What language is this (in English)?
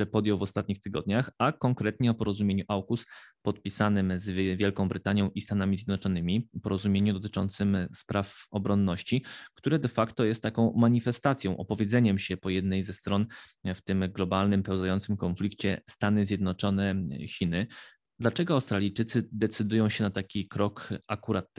Polish